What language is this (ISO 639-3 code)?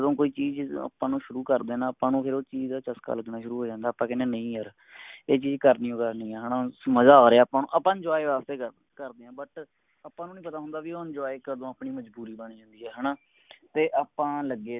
pan